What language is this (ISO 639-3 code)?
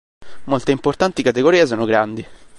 ita